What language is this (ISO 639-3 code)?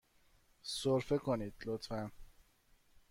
fas